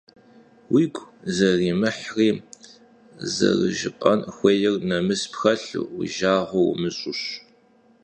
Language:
Kabardian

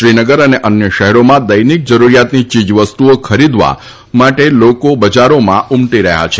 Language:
Gujarati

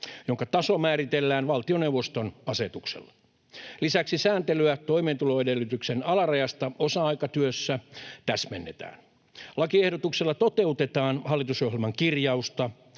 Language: Finnish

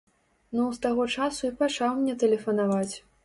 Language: Belarusian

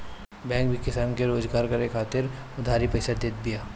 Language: Bhojpuri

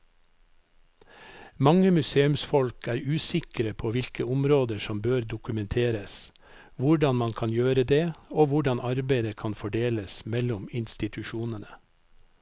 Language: Norwegian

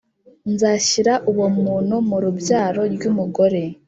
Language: Kinyarwanda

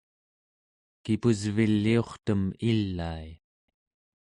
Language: Central Yupik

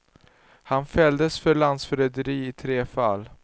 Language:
Swedish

